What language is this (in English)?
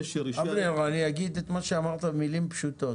Hebrew